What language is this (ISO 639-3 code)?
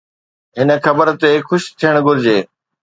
snd